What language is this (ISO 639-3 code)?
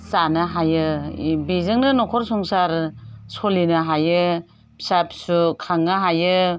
brx